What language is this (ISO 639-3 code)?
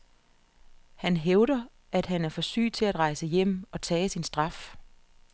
dan